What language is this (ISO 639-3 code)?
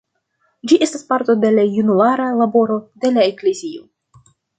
epo